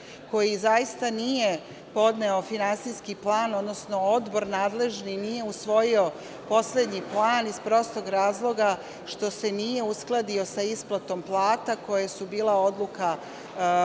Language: Serbian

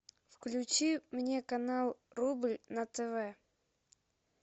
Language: Russian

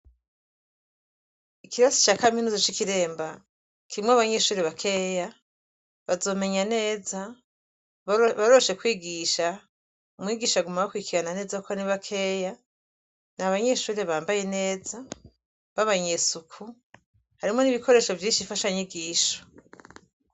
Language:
Rundi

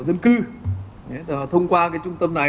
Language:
Vietnamese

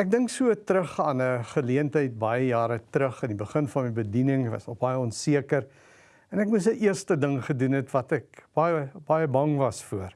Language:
Dutch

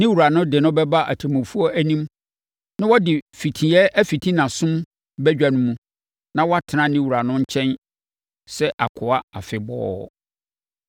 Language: Akan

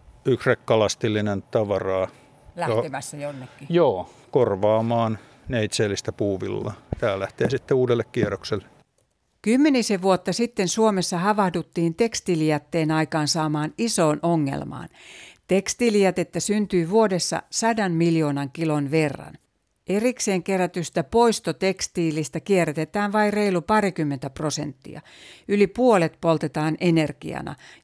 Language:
Finnish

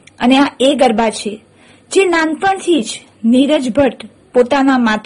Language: Gujarati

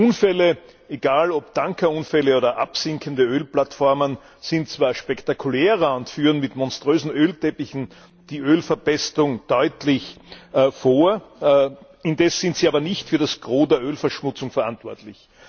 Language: German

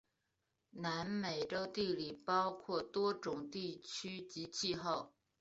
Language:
Chinese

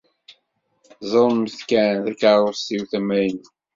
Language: Kabyle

